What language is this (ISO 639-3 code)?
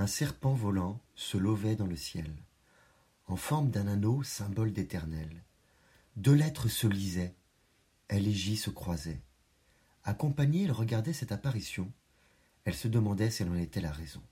fra